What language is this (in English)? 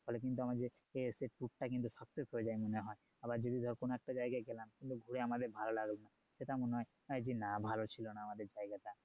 Bangla